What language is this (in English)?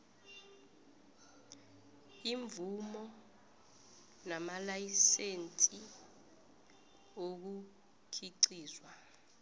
South Ndebele